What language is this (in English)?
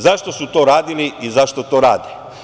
Serbian